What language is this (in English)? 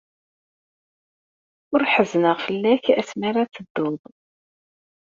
Kabyle